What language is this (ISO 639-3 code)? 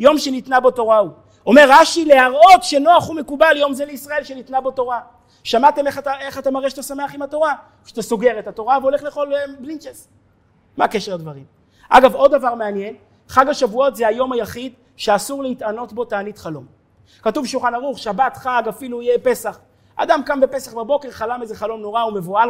heb